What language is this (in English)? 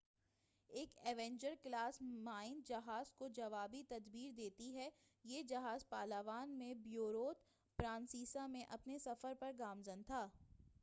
Urdu